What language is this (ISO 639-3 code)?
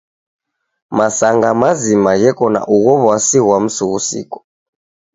dav